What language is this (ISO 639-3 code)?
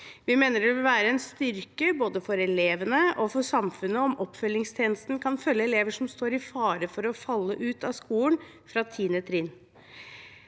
nor